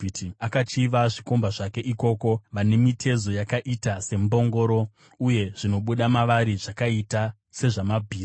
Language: Shona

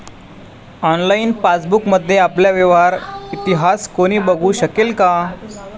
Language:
Marathi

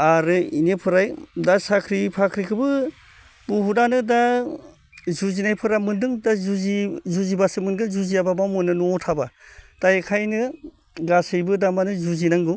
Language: Bodo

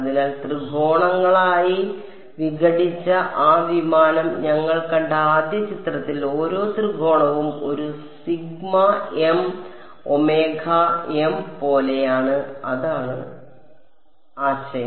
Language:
Malayalam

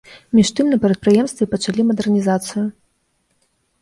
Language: Belarusian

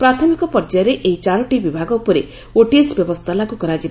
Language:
Odia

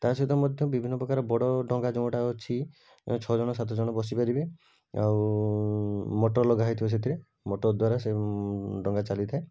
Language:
Odia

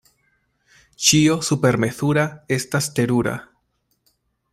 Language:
Esperanto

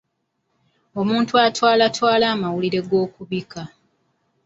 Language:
Ganda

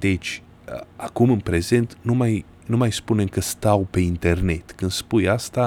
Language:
Romanian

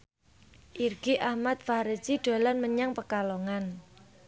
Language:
Javanese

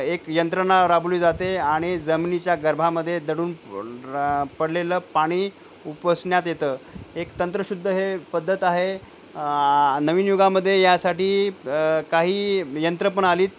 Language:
Marathi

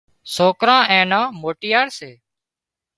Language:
Wadiyara Koli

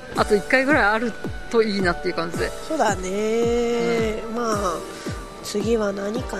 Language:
Japanese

